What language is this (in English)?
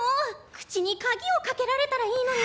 Japanese